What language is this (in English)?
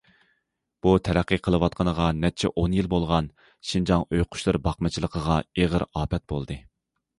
Uyghur